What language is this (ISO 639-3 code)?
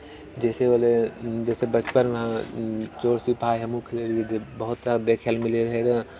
mai